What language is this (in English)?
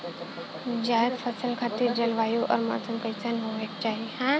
Bhojpuri